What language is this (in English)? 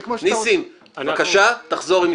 Hebrew